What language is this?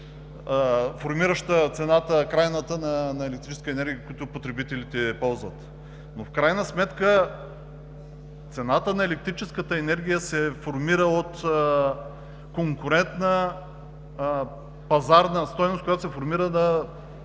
Bulgarian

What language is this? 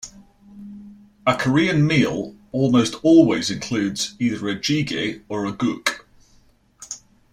English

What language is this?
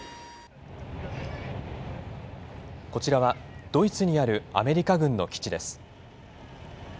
Japanese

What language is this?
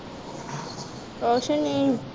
Punjabi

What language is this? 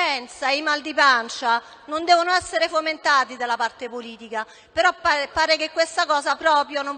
Italian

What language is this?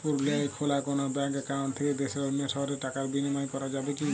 Bangla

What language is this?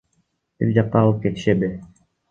Kyrgyz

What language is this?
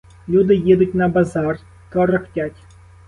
Ukrainian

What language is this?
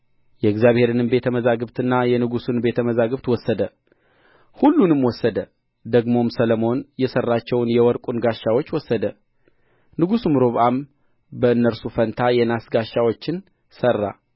Amharic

